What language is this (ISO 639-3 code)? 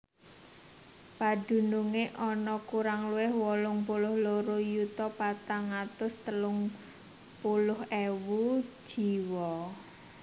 jav